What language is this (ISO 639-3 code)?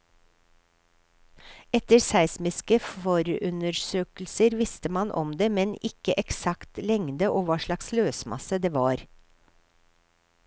nor